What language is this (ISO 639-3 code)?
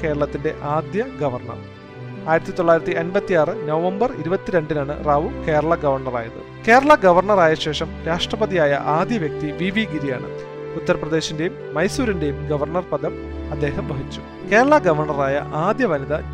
mal